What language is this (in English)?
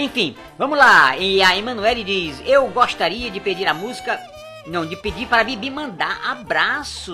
Portuguese